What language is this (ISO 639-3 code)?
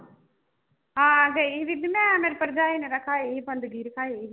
pan